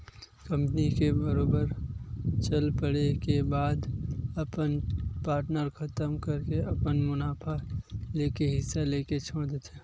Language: Chhattisgarhi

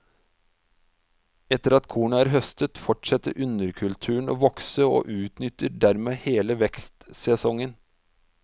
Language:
Norwegian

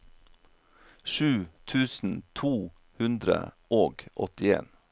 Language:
Norwegian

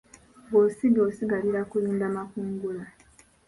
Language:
Ganda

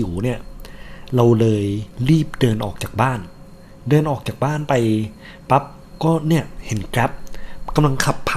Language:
Thai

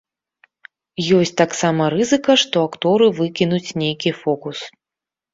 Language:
Belarusian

